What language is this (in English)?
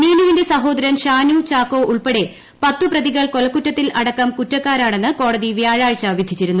Malayalam